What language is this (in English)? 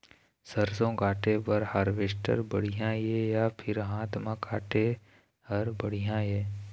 Chhattisgarhi